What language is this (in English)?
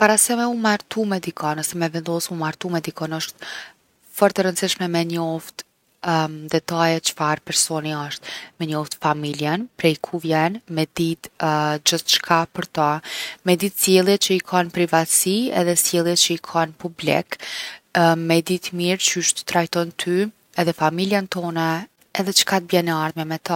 Gheg Albanian